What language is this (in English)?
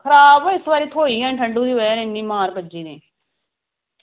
Dogri